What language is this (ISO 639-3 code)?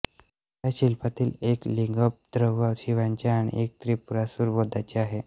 mar